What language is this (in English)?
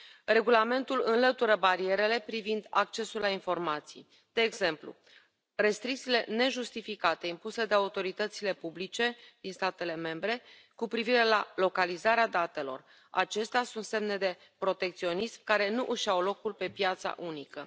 Romanian